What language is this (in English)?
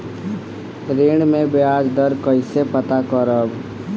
Bhojpuri